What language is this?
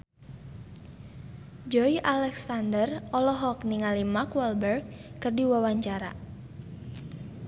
Sundanese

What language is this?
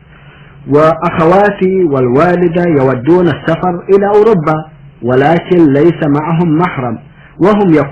Arabic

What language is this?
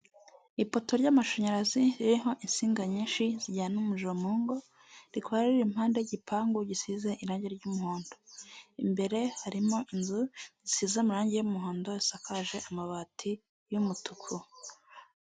Kinyarwanda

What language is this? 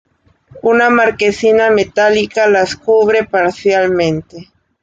Spanish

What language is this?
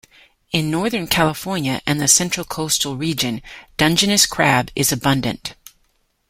English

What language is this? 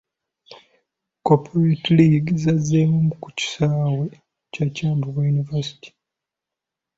Ganda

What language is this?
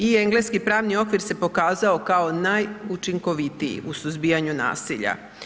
Croatian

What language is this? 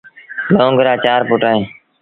Sindhi Bhil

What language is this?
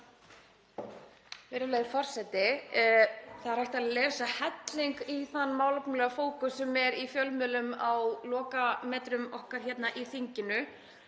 Icelandic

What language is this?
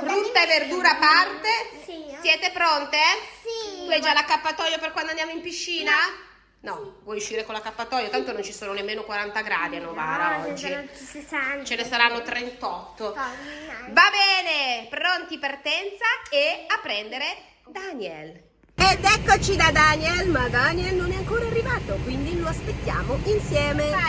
Italian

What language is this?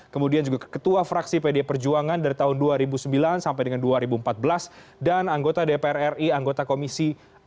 Indonesian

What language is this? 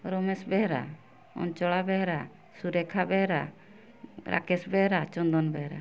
Odia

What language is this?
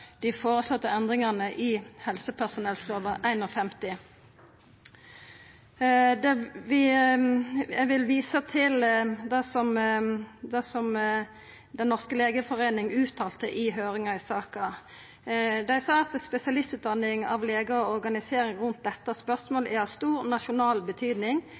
Norwegian Nynorsk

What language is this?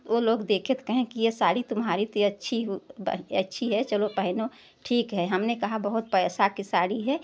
Hindi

